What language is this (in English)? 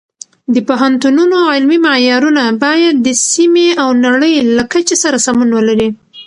Pashto